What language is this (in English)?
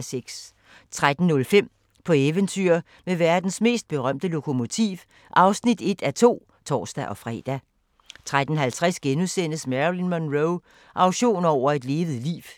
Danish